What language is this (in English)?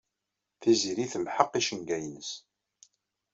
Kabyle